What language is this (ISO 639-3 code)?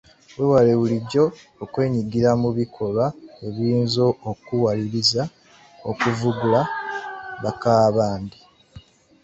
lug